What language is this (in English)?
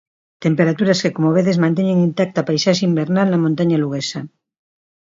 Galician